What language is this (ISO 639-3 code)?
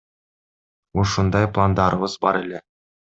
kir